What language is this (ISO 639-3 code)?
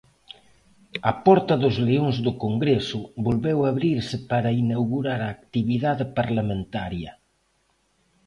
glg